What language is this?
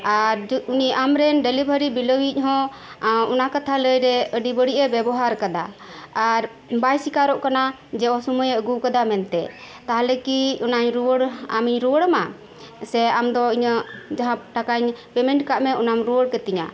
Santali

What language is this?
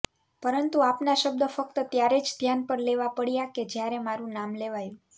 Gujarati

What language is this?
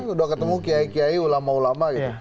Indonesian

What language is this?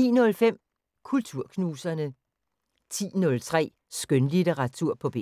Danish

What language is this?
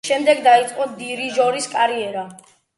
Georgian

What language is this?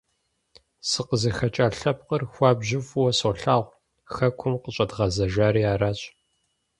Kabardian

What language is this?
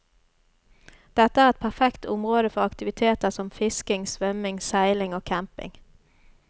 Norwegian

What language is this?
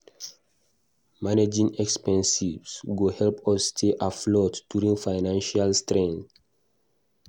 Nigerian Pidgin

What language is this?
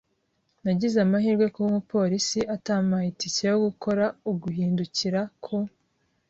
Kinyarwanda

